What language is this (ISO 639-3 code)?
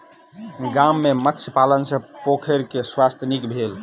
mai